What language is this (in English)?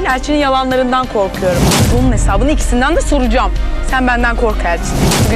Turkish